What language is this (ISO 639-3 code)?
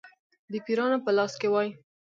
pus